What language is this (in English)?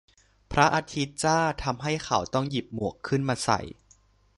Thai